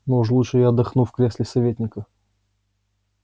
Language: Russian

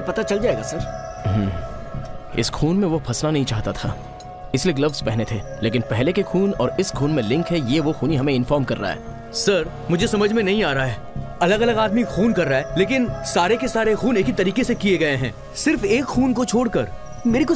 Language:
Hindi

